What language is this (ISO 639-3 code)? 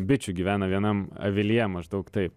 lit